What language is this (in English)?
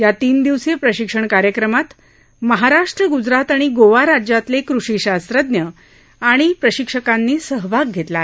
Marathi